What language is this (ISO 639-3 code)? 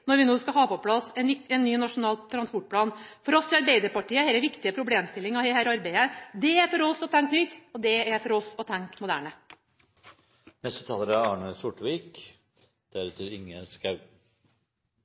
nob